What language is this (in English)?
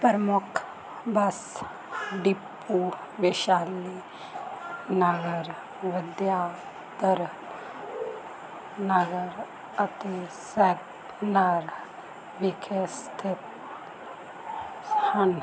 Punjabi